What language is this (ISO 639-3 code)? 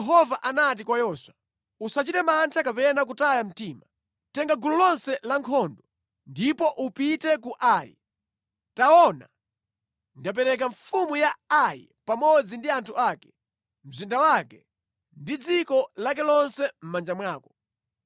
nya